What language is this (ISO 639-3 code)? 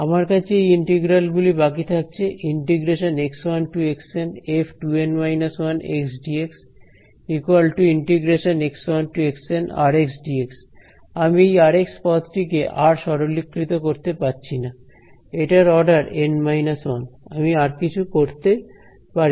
ben